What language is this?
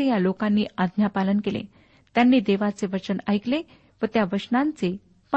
Marathi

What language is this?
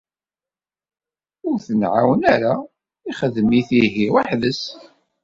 Kabyle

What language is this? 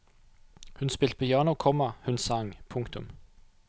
Norwegian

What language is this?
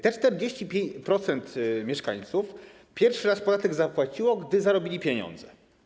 Polish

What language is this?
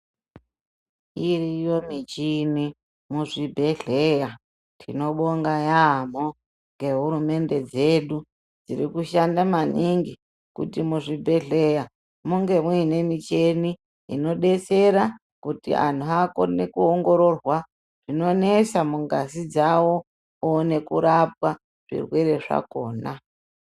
Ndau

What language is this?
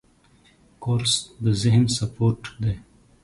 Pashto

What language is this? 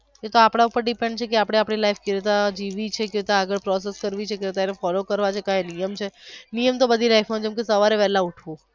Gujarati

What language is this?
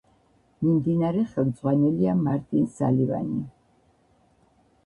Georgian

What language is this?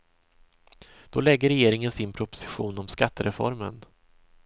Swedish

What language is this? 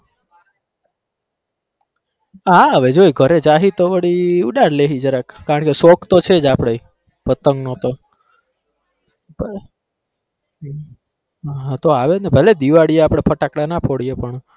Gujarati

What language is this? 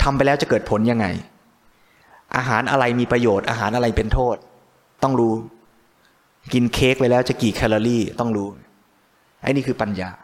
Thai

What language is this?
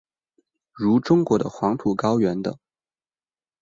Chinese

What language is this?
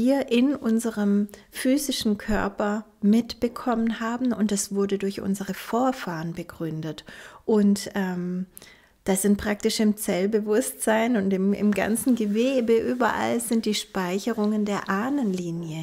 German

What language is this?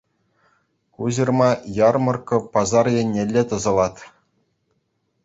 Chuvash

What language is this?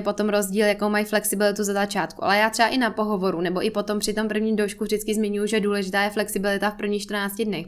Czech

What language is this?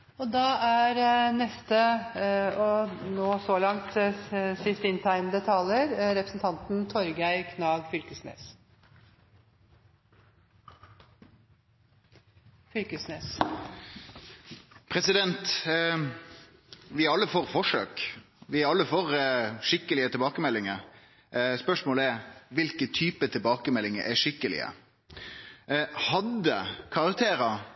Norwegian Nynorsk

